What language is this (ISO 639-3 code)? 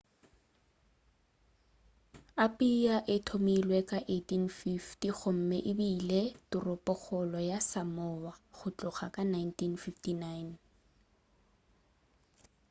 nso